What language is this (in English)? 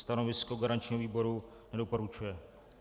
Czech